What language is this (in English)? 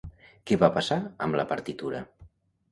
Catalan